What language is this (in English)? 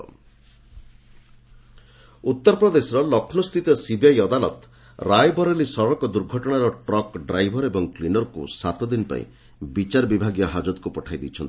Odia